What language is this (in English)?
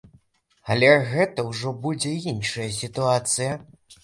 Belarusian